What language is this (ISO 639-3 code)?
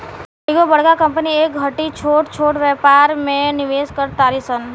bho